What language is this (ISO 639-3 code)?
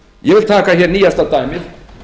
isl